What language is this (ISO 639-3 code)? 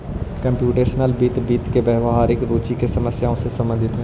mag